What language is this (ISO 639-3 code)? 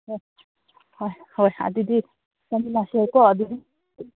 mni